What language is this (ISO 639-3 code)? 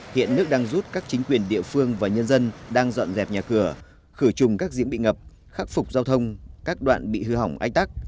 vie